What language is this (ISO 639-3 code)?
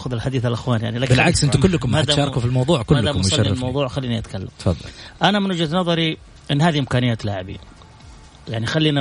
ara